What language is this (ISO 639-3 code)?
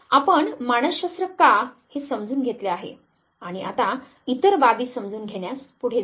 mar